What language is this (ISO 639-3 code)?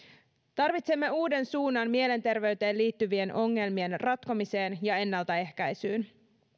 fin